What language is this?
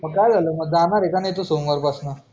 Marathi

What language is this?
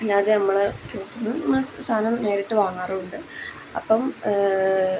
Malayalam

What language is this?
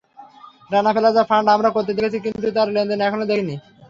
Bangla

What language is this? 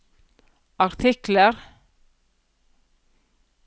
Norwegian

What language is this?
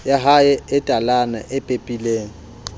Southern Sotho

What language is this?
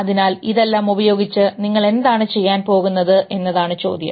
Malayalam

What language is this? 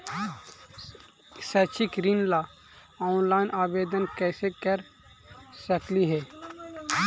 Magahi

